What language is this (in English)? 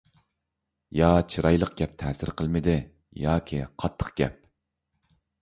Uyghur